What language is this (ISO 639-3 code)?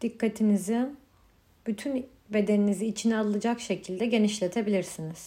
tur